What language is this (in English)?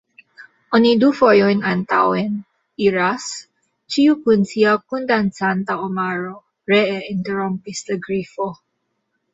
Esperanto